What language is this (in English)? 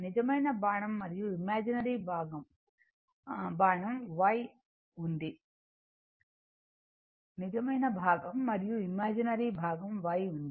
Telugu